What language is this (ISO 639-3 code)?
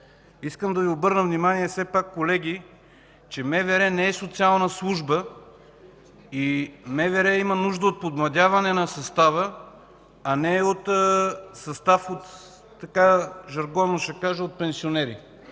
bul